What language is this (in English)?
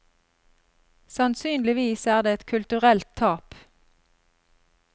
Norwegian